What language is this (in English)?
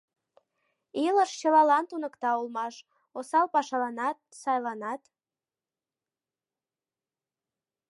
Mari